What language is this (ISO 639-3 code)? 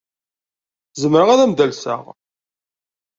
kab